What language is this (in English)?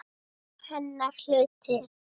Icelandic